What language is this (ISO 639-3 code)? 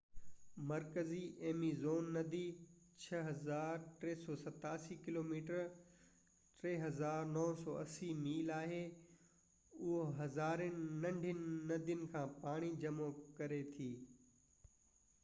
snd